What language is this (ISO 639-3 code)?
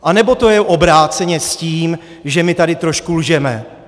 ces